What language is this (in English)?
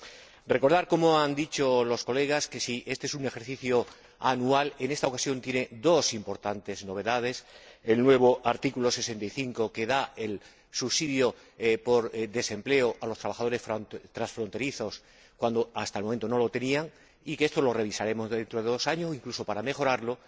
Spanish